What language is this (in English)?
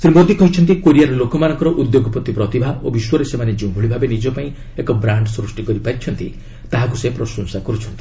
Odia